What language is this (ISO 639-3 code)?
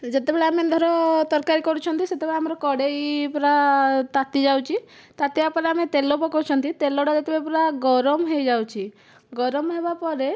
ori